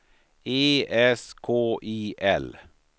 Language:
Swedish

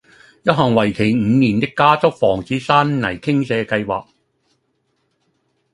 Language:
Cantonese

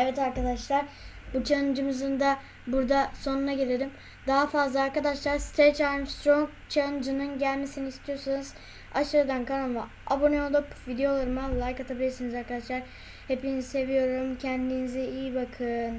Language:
Turkish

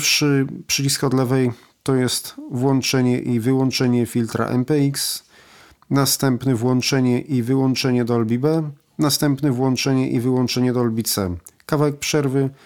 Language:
Polish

